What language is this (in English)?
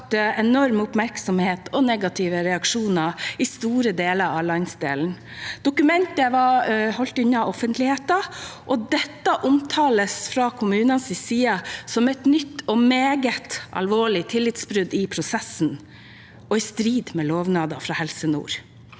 Norwegian